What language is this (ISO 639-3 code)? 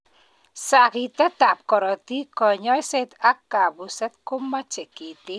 kln